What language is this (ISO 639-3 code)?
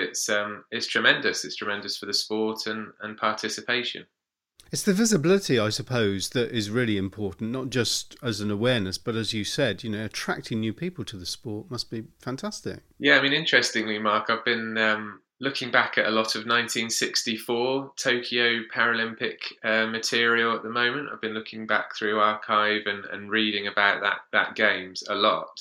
eng